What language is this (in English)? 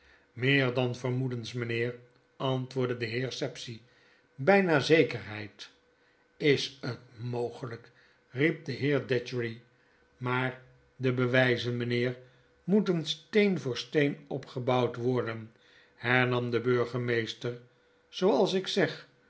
Dutch